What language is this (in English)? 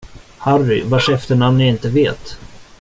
Swedish